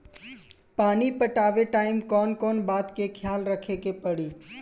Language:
Bhojpuri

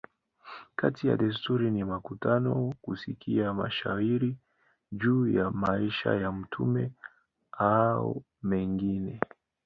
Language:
Swahili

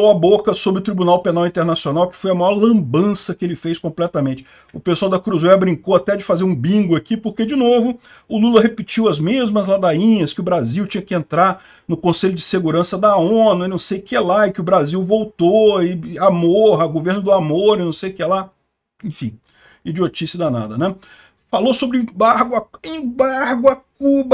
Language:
Portuguese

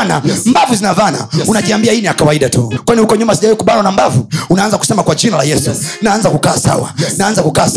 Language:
Swahili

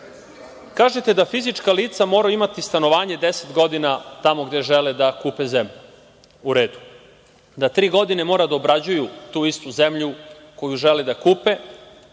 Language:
Serbian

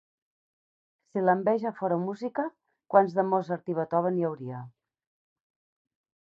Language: Catalan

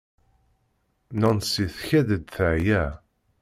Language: Kabyle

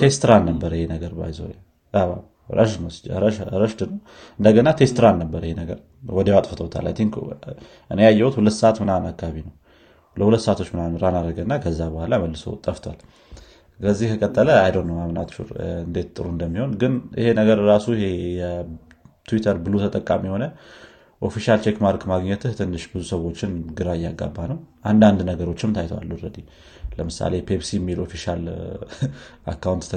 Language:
Amharic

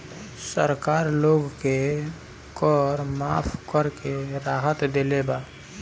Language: Bhojpuri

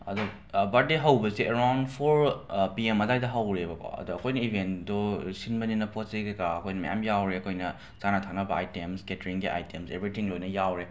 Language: Manipuri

